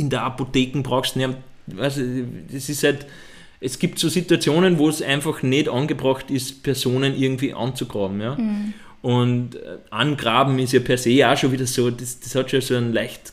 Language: German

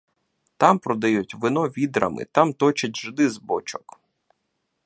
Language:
Ukrainian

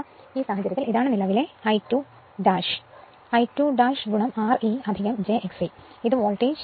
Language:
Malayalam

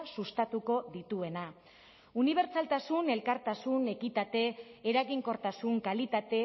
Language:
Basque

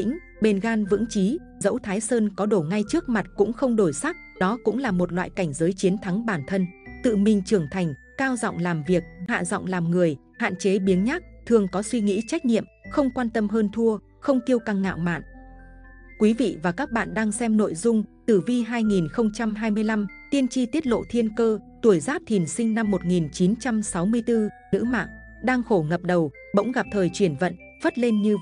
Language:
Vietnamese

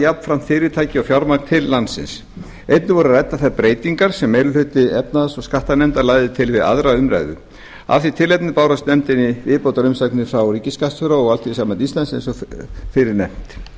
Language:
Icelandic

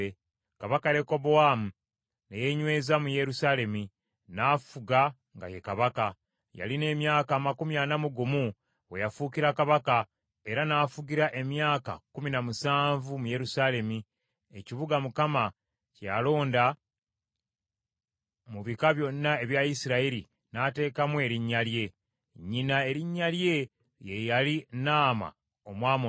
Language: Ganda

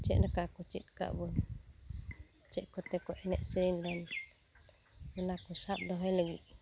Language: Santali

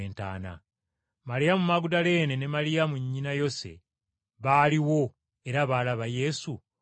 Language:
Ganda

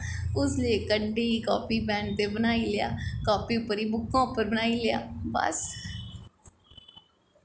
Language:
Dogri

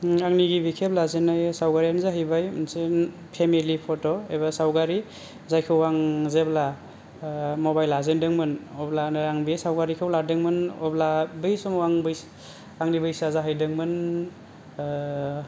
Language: Bodo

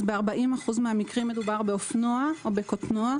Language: Hebrew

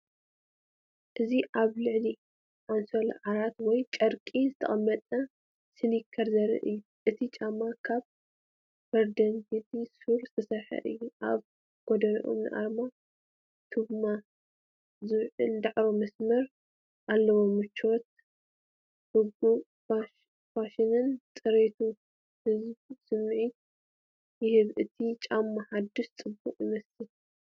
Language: Tigrinya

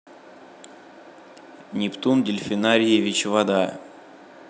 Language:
Russian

